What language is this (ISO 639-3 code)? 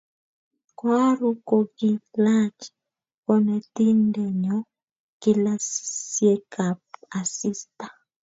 kln